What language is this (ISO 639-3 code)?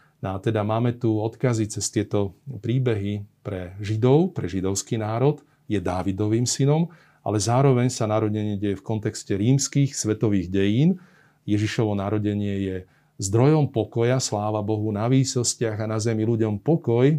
slk